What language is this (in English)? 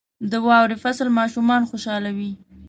Pashto